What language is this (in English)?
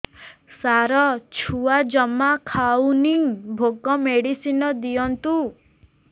Odia